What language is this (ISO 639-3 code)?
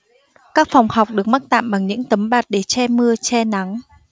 vie